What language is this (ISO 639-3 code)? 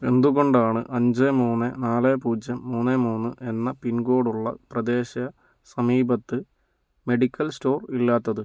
mal